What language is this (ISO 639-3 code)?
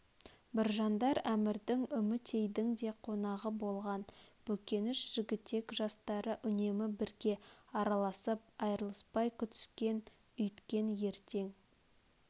kaz